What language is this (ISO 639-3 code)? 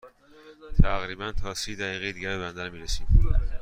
fas